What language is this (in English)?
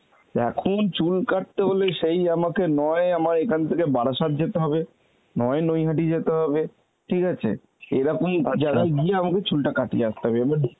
Bangla